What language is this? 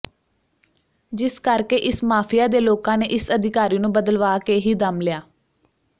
Punjabi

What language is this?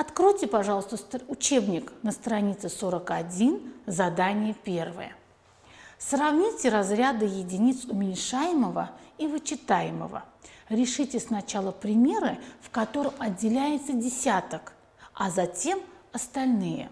Russian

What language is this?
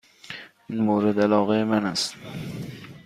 Persian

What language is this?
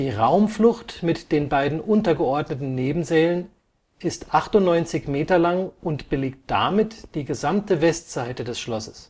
German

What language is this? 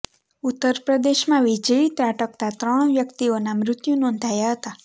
Gujarati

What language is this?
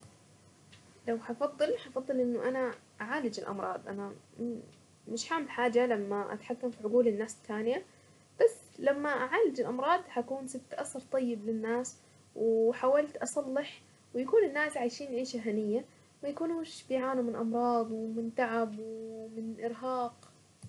Saidi Arabic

